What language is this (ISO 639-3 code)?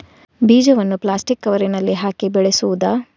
kan